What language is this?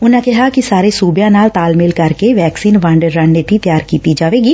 Punjabi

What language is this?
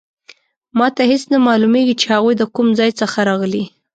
Pashto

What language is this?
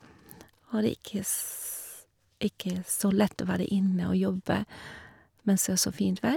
Norwegian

